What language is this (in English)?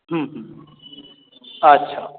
Maithili